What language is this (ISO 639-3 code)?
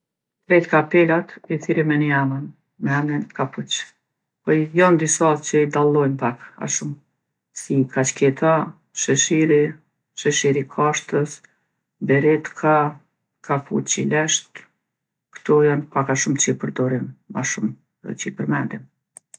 aln